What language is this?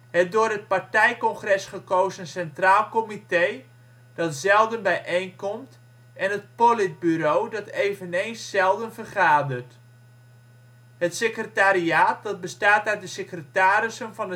Dutch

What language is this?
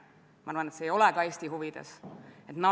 Estonian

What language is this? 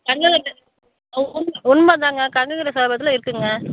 Tamil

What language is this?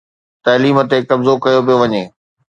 Sindhi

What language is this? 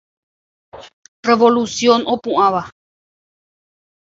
Guarani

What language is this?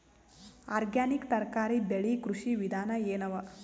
Kannada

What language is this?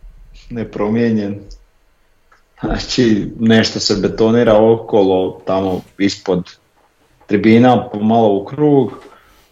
Croatian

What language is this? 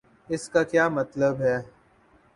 Urdu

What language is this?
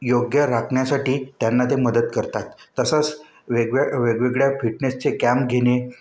Marathi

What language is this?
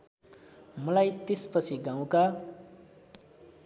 Nepali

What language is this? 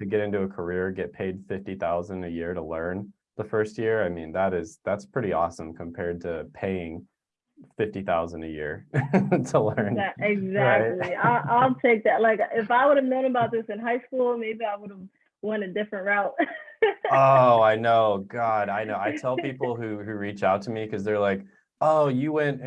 English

